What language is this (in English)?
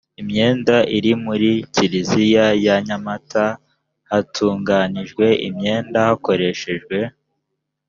Kinyarwanda